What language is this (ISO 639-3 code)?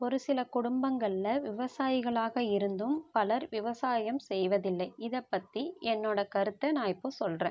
tam